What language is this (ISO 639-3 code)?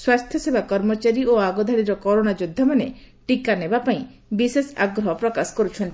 ori